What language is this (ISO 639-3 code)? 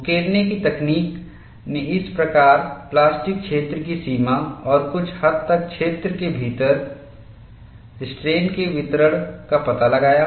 hin